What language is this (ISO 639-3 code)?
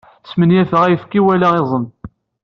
kab